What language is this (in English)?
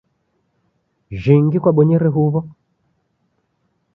Taita